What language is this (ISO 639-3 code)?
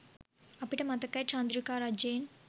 sin